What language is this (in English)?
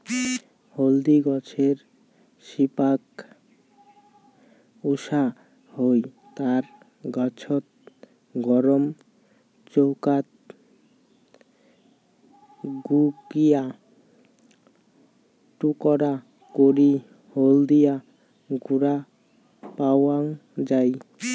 Bangla